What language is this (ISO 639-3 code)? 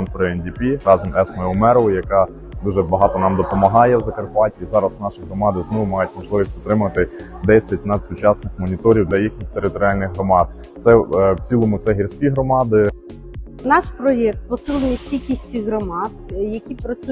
ukr